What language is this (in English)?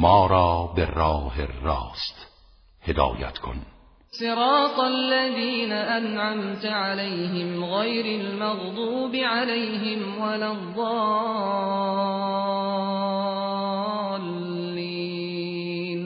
Persian